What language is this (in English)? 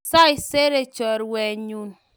Kalenjin